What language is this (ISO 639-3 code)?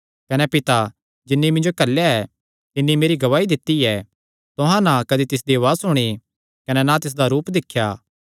xnr